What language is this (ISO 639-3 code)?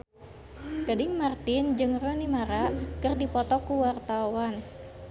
sun